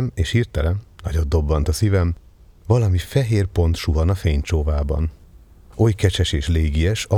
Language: Hungarian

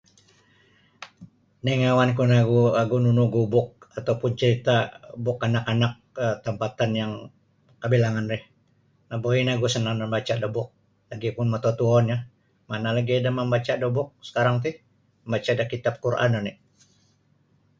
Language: Sabah Bisaya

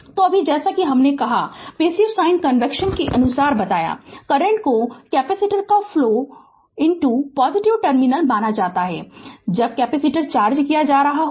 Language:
Hindi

